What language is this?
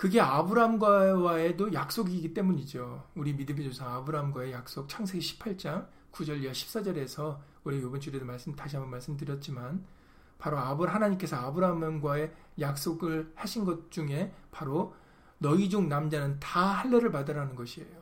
Korean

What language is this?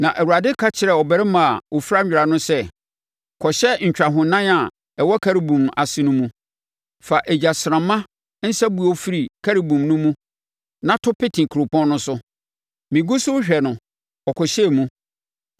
Akan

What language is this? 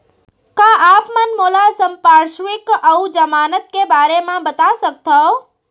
Chhattisgarhi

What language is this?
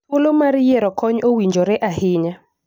Luo (Kenya and Tanzania)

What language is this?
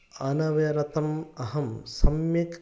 Sanskrit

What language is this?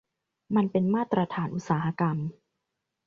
Thai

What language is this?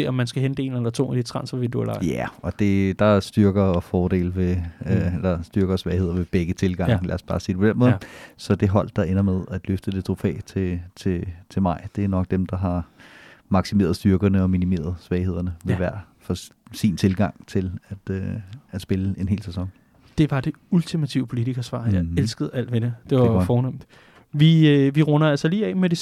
Danish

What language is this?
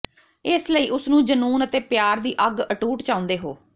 Punjabi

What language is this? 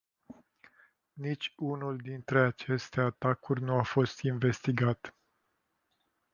Romanian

